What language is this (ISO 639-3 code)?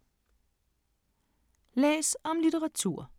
dan